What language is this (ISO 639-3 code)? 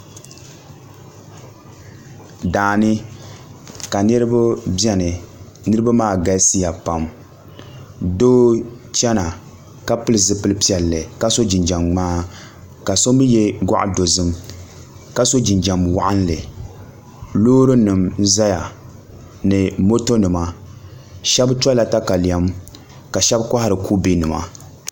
dag